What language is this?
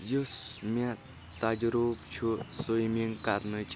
Kashmiri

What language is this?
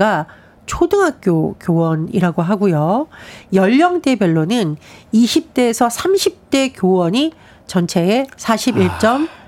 Korean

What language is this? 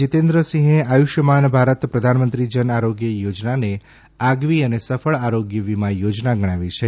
Gujarati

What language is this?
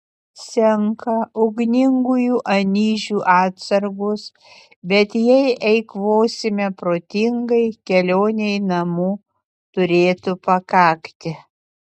Lithuanian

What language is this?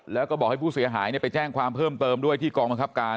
Thai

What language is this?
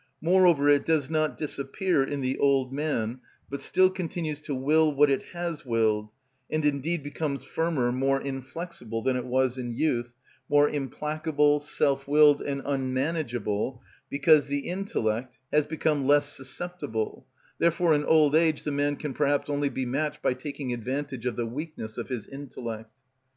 English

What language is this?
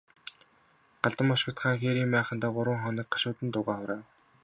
Mongolian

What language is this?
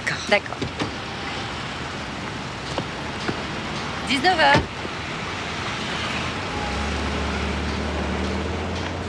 French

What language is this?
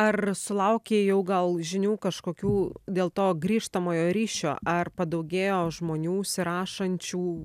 Lithuanian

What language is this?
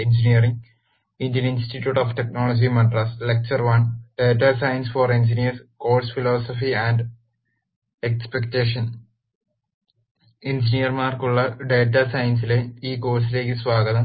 Malayalam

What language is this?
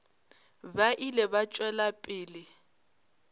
Northern Sotho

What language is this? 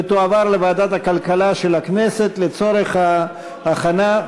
Hebrew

